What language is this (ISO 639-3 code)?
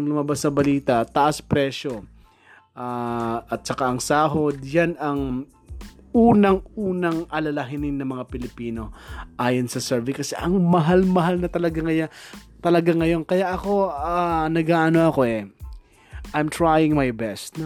fil